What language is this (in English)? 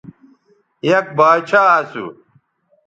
Bateri